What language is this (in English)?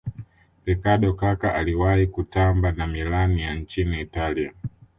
Swahili